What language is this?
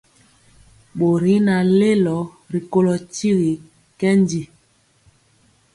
Mpiemo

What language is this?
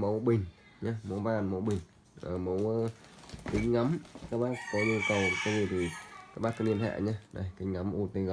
Vietnamese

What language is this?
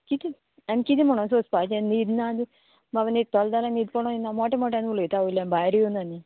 Konkani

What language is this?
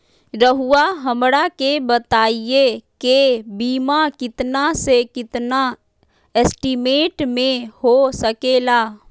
Magahi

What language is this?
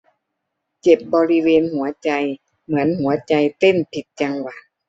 Thai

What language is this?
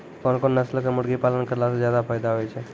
Maithili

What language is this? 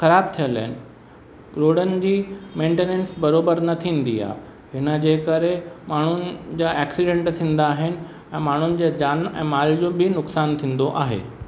Sindhi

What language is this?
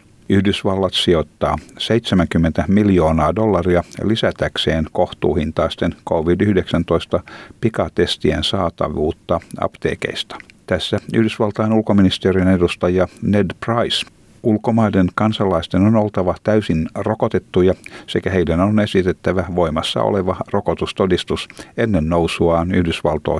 Finnish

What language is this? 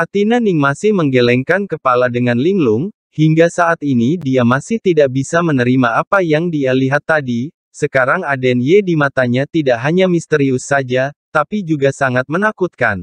Indonesian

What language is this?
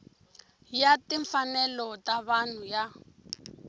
Tsonga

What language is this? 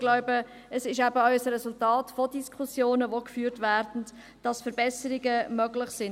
Swiss German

